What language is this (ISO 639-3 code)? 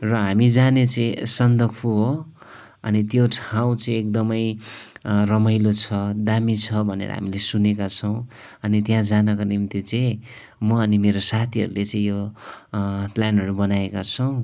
nep